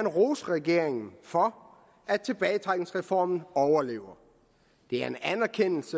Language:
Danish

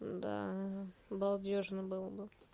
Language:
Russian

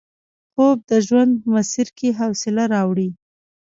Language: Pashto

